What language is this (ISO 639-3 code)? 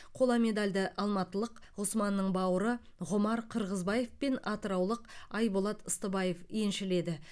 kaz